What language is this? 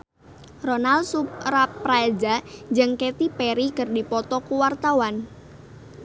Sundanese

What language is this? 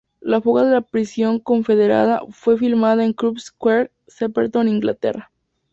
Spanish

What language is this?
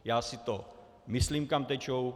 Czech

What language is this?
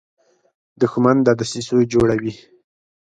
Pashto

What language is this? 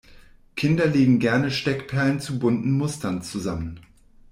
German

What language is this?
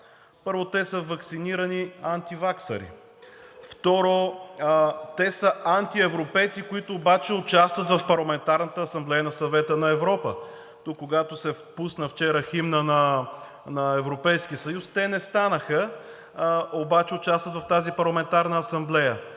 Bulgarian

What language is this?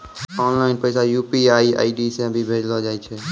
Maithili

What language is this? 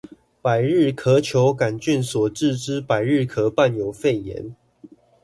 Chinese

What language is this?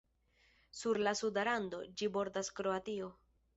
Esperanto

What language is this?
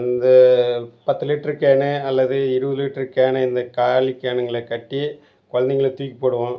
Tamil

